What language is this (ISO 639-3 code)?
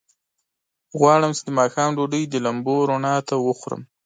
pus